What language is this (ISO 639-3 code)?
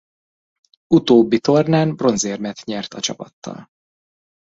hun